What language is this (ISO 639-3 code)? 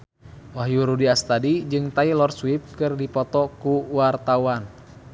sun